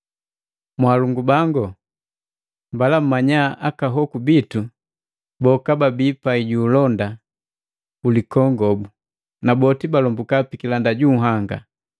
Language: Matengo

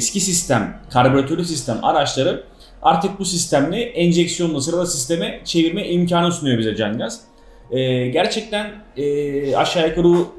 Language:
Turkish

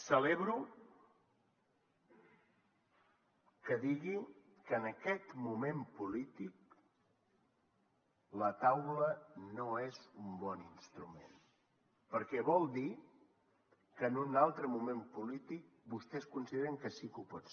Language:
Catalan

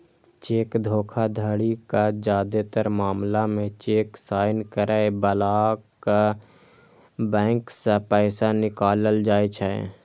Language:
Maithili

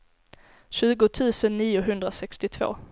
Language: Swedish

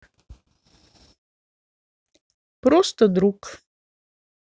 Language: Russian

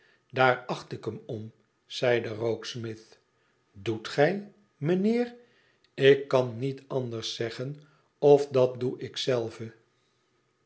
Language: Dutch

